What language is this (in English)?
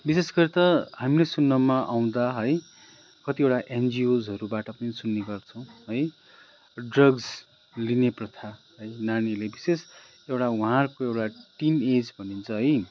Nepali